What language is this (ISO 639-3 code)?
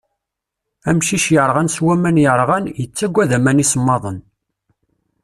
kab